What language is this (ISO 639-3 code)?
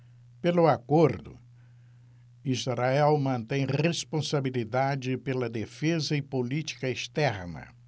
por